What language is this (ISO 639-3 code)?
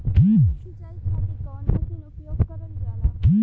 bho